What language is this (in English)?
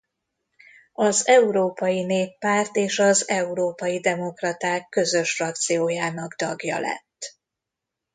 Hungarian